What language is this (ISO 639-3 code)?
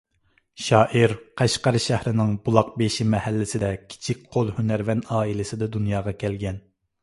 uig